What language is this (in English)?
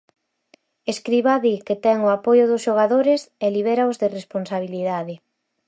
Galician